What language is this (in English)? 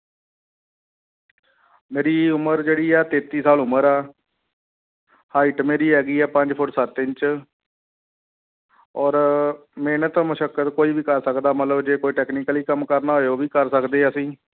Punjabi